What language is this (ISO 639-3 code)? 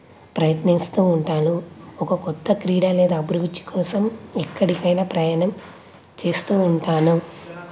tel